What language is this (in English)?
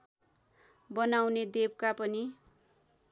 Nepali